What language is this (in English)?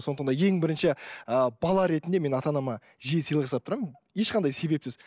Kazakh